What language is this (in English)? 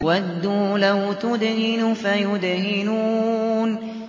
Arabic